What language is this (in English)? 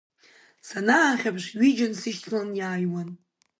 Abkhazian